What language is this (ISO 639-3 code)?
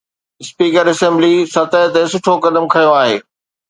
snd